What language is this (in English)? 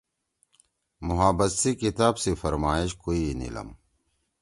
Torwali